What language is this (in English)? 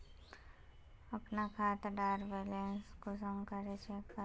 Magahi